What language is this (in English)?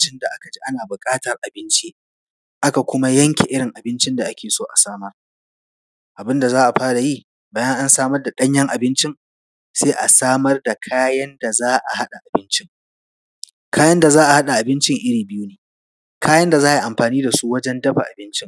Hausa